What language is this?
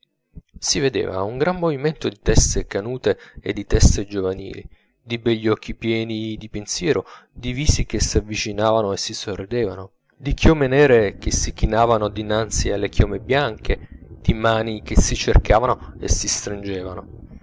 Italian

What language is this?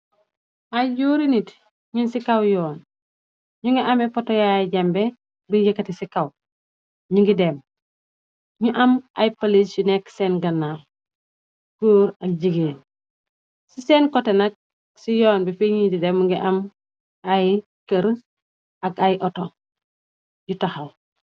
Wolof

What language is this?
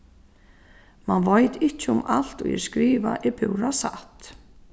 Faroese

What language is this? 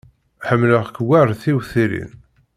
Kabyle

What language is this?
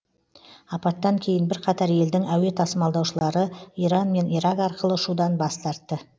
Kazakh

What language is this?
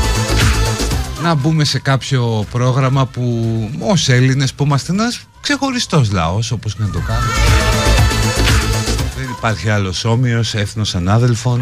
Greek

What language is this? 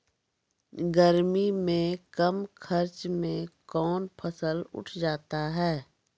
Maithili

